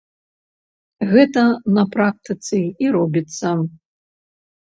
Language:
Belarusian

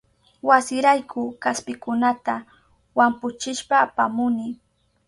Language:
Southern Pastaza Quechua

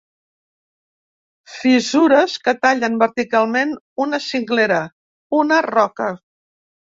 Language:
Catalan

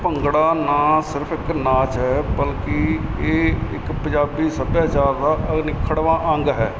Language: Punjabi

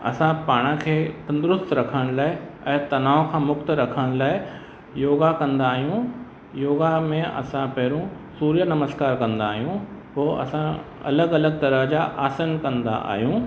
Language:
Sindhi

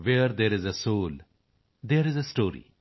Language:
Punjabi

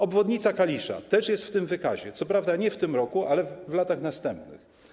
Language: Polish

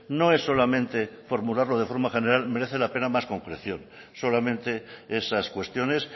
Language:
Spanish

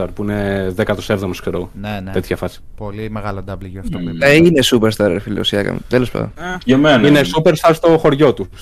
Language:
Greek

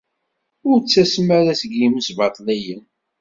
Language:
Kabyle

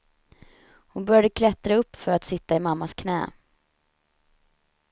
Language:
Swedish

